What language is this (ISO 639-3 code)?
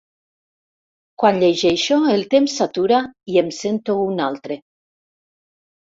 cat